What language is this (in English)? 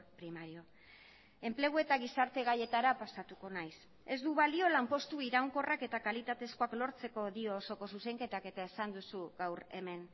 Basque